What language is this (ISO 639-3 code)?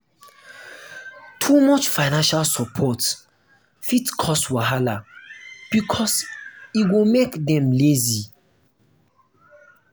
pcm